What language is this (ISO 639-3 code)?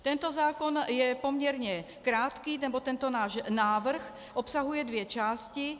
ces